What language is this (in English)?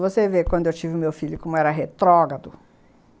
Portuguese